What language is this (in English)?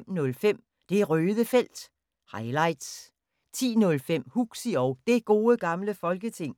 Danish